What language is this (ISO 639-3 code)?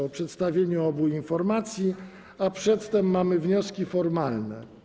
pol